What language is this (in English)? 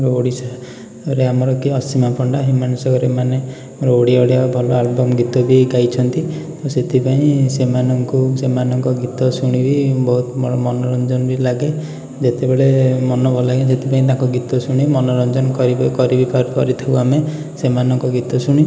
Odia